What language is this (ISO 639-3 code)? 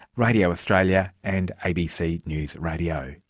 eng